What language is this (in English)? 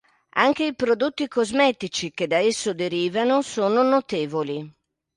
Italian